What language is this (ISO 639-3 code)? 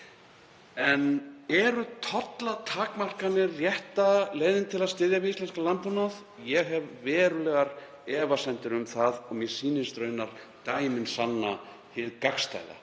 isl